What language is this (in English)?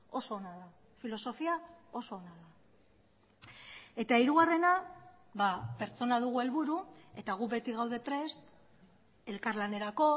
Basque